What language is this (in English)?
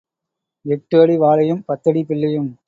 Tamil